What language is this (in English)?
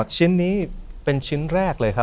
Thai